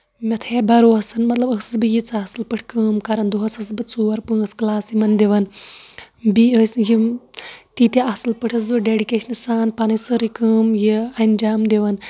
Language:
Kashmiri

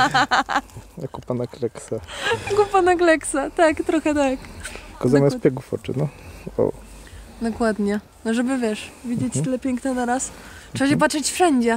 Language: Polish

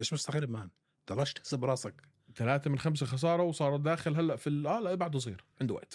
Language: Arabic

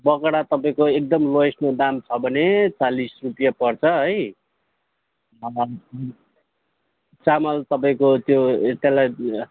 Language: Nepali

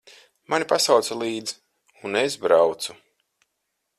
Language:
Latvian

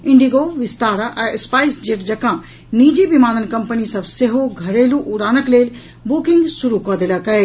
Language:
Maithili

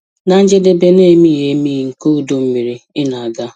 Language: Igbo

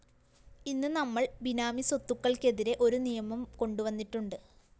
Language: Malayalam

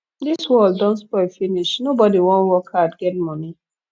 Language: Nigerian Pidgin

